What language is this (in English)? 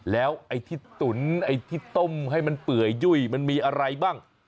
Thai